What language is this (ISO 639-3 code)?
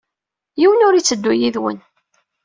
kab